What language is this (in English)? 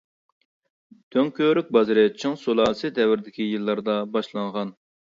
Uyghur